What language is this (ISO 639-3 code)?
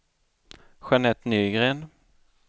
swe